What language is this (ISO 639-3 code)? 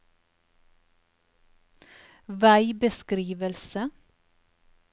nor